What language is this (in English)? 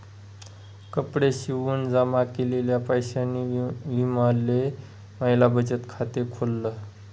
Marathi